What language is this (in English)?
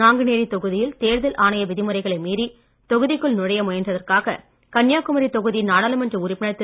Tamil